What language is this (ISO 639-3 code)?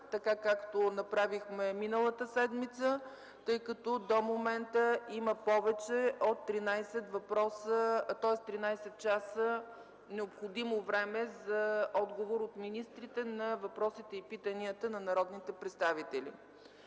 bul